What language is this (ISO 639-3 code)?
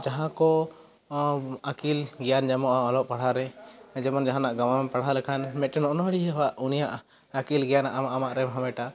sat